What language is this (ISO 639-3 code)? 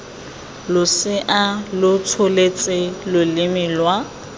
tsn